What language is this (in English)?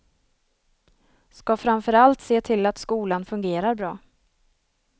Swedish